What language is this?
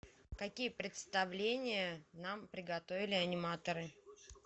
Russian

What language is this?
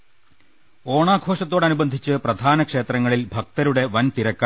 Malayalam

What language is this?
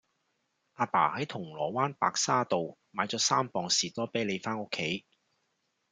Cantonese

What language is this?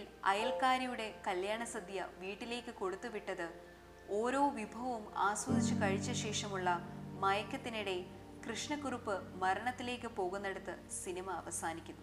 Malayalam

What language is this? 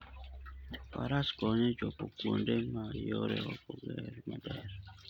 Luo (Kenya and Tanzania)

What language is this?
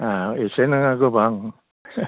Bodo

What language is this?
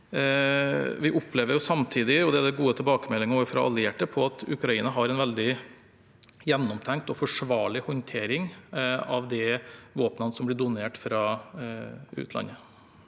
Norwegian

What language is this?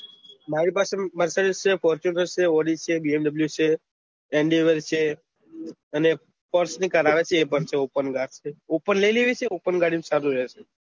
Gujarati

